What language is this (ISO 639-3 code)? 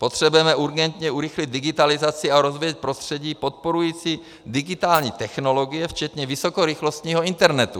ces